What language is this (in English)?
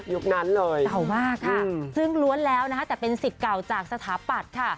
Thai